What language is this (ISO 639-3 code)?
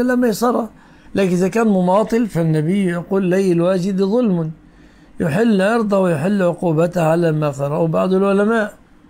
ara